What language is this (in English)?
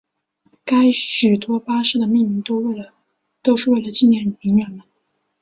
Chinese